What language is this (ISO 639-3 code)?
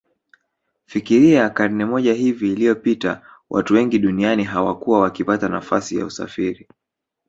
swa